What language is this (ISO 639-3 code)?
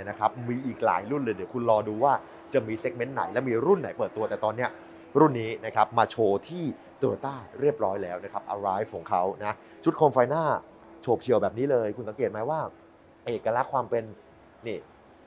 tha